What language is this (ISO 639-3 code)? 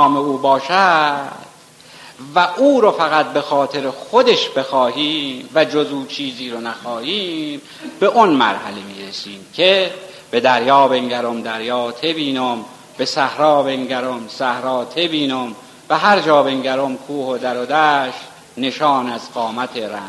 fas